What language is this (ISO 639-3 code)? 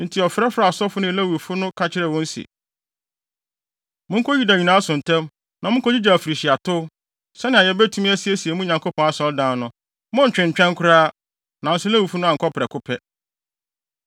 aka